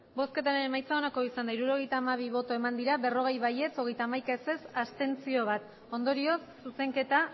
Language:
Basque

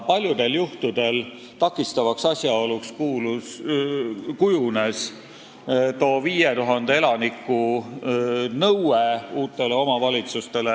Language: Estonian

